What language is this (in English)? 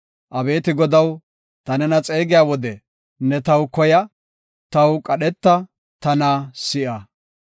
Gofa